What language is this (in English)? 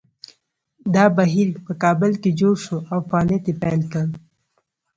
Pashto